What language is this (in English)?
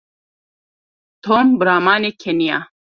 Kurdish